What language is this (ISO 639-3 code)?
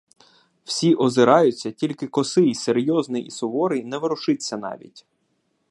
ukr